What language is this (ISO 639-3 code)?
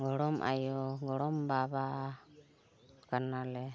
sat